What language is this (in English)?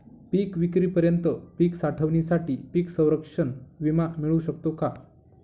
Marathi